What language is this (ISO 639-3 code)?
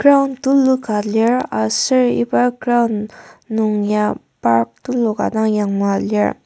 njo